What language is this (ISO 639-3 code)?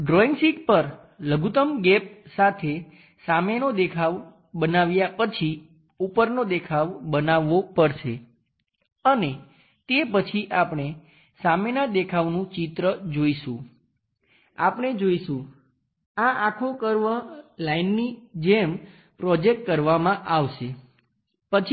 guj